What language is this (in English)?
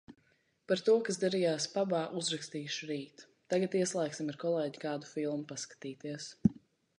Latvian